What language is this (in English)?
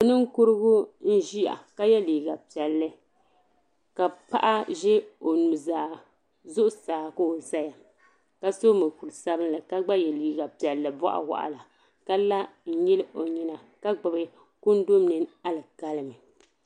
Dagbani